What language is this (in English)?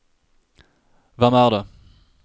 Norwegian